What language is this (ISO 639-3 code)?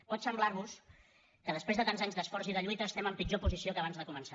cat